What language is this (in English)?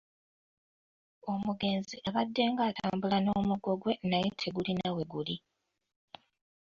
Ganda